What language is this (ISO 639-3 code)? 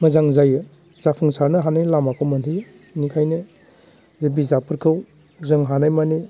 brx